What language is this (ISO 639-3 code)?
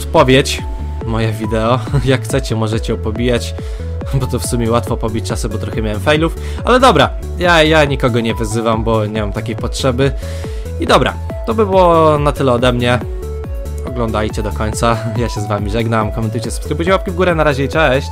pol